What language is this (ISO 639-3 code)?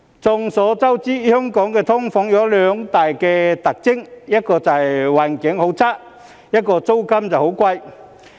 yue